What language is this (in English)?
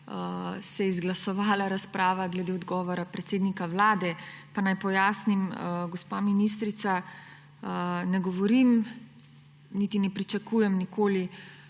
Slovenian